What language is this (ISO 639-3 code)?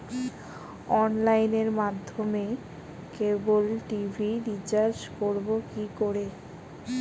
ben